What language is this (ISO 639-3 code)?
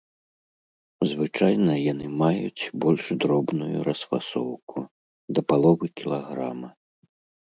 bel